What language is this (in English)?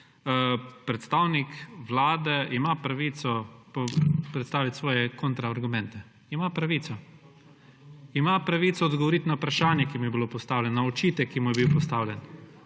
Slovenian